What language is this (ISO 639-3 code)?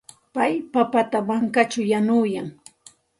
qxt